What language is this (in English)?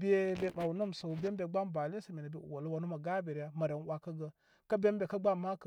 Koma